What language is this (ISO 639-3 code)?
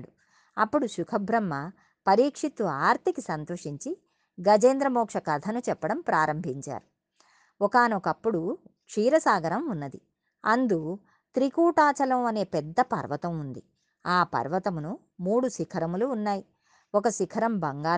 tel